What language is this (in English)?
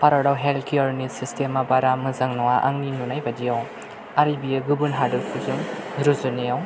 Bodo